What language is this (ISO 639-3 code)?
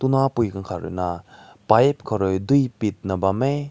nbu